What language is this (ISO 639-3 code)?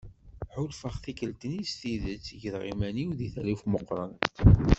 kab